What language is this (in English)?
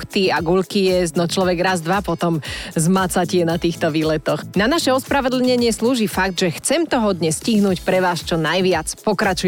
Slovak